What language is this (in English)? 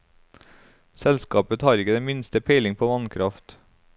Norwegian